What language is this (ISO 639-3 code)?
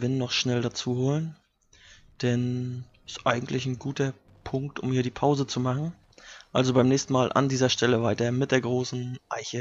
deu